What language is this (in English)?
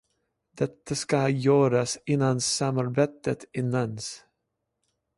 Swedish